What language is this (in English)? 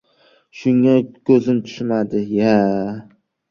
Uzbek